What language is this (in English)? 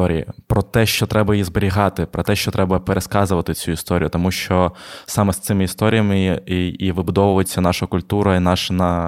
Ukrainian